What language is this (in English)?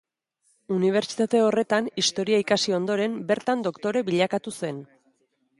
Basque